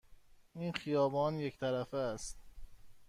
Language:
Persian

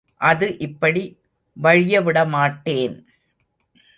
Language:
Tamil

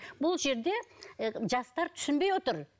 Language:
Kazakh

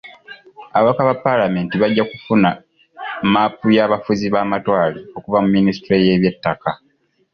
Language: Ganda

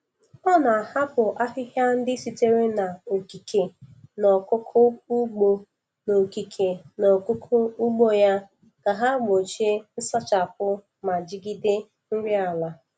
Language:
Igbo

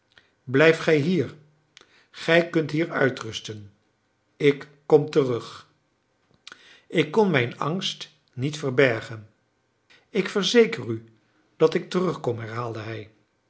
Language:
Dutch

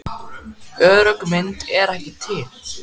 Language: Icelandic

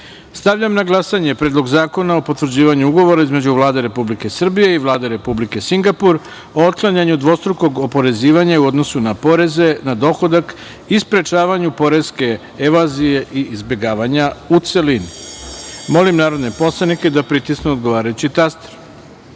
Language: Serbian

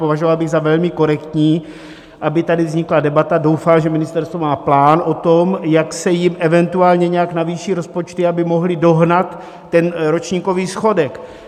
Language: Czech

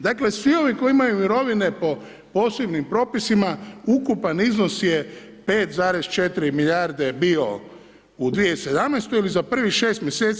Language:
Croatian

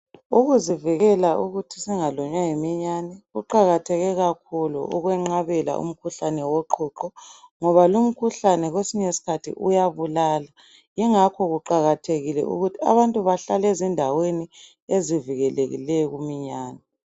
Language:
North Ndebele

